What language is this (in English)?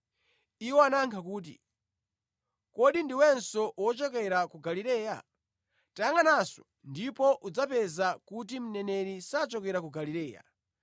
Nyanja